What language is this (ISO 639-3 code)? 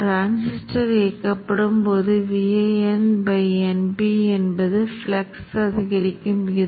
tam